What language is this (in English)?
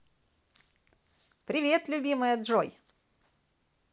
Russian